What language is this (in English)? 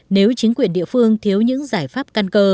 Vietnamese